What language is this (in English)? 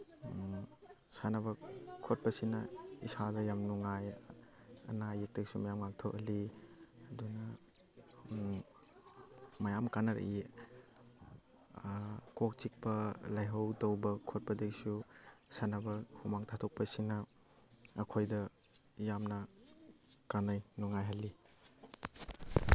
Manipuri